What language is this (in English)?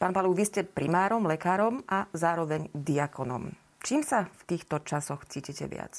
Slovak